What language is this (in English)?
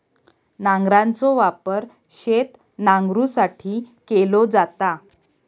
Marathi